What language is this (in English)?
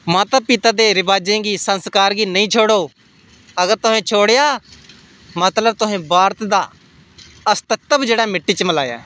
Dogri